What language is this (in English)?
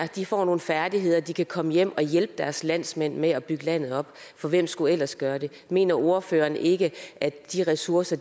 Danish